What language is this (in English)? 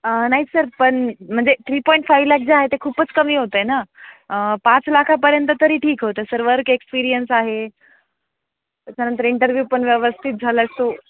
Marathi